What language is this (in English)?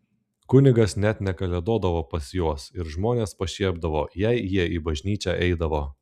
Lithuanian